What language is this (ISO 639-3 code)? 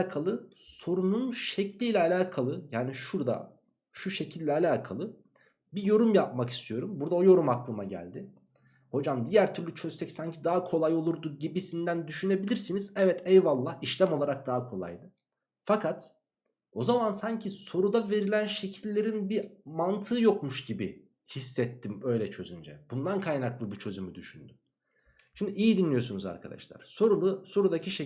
tur